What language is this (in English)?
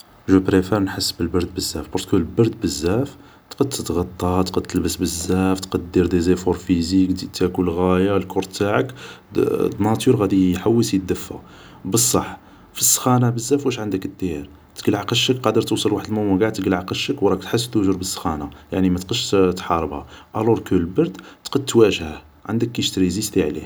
Algerian Arabic